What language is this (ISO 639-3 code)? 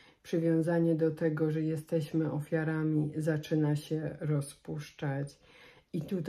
pol